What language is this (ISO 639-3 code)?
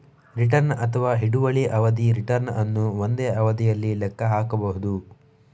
kan